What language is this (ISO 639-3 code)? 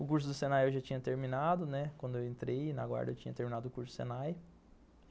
por